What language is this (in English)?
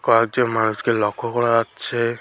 Bangla